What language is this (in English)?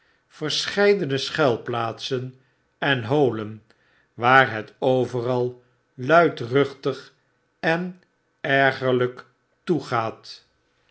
Dutch